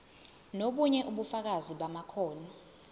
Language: Zulu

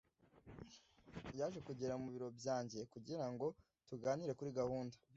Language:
Kinyarwanda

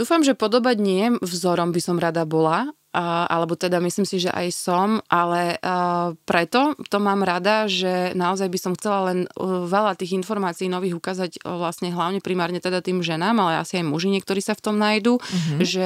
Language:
Slovak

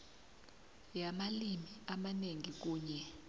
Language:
South Ndebele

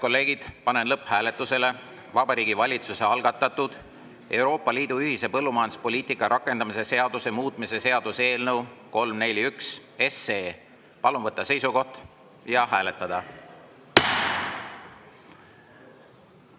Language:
Estonian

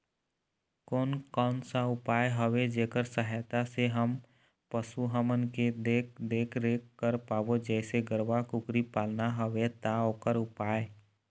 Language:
Chhattisgarhi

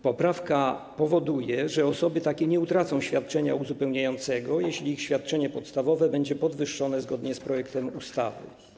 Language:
Polish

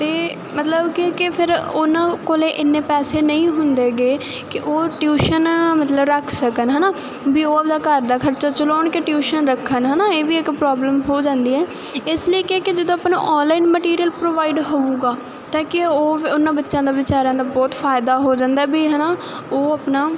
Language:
Punjabi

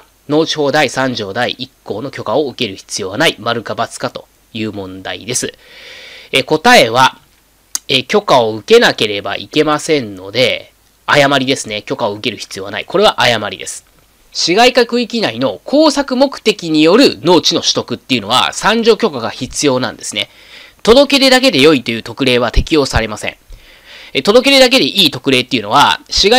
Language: Japanese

